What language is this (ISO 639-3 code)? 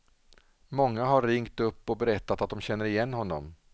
swe